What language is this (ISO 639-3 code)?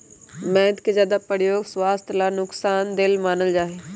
mag